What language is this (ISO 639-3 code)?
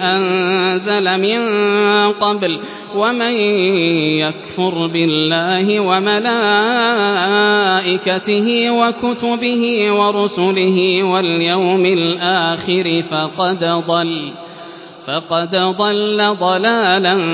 ara